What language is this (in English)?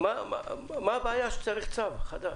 Hebrew